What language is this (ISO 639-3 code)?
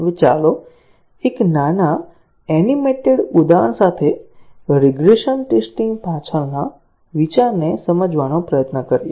guj